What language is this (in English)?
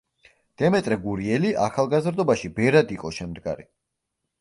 Georgian